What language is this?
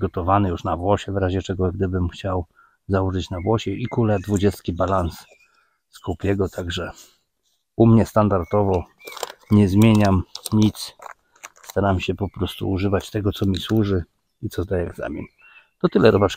Polish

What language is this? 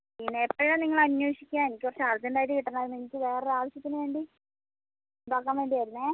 Malayalam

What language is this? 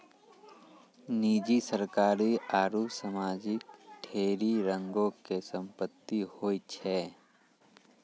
Maithili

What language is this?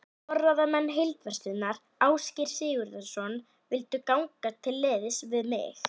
Icelandic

